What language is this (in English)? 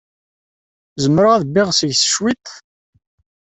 Kabyle